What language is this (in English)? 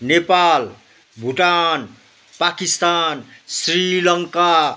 Nepali